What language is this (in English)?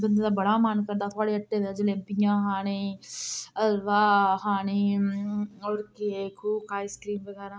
Dogri